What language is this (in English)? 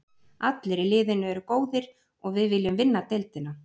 Icelandic